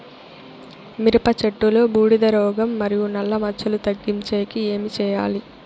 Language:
Telugu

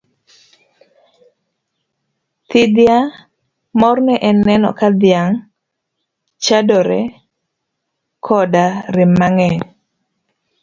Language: Luo (Kenya and Tanzania)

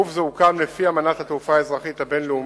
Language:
Hebrew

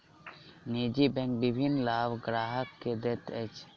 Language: Maithili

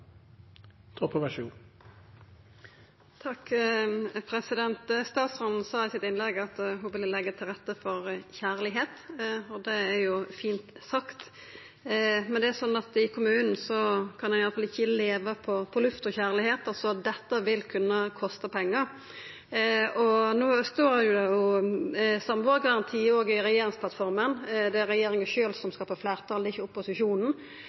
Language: Norwegian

